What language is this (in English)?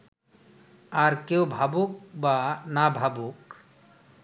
Bangla